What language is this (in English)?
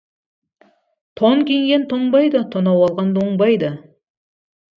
Kazakh